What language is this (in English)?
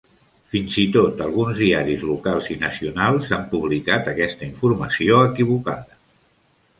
Catalan